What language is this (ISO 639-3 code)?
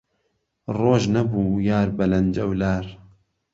ckb